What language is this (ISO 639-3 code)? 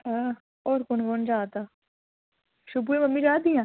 doi